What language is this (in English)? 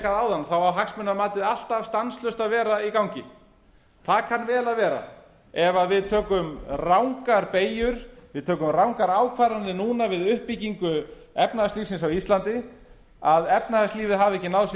Icelandic